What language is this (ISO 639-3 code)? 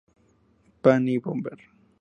spa